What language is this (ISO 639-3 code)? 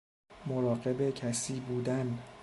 fas